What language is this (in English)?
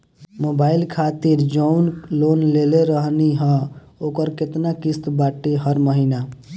Bhojpuri